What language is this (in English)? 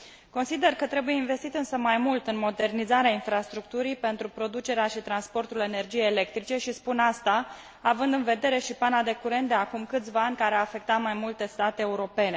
Romanian